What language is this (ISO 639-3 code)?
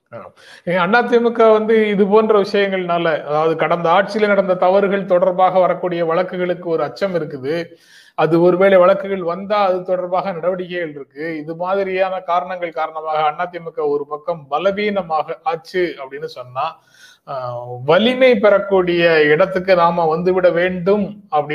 tam